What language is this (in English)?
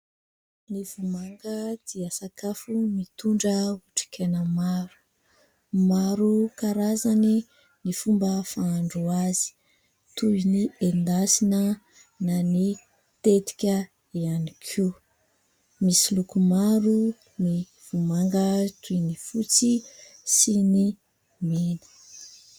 Malagasy